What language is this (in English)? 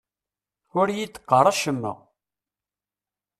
Kabyle